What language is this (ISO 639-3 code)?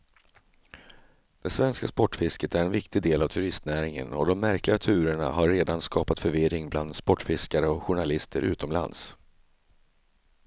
swe